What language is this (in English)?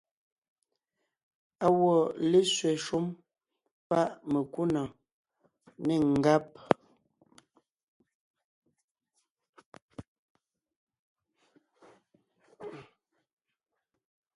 Ngiemboon